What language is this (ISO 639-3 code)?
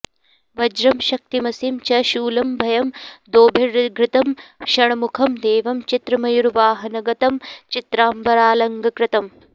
san